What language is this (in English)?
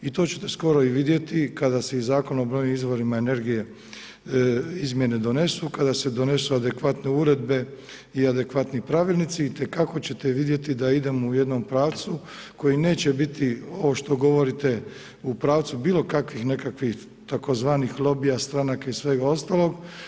Croatian